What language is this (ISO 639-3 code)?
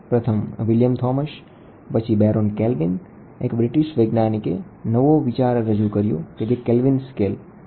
guj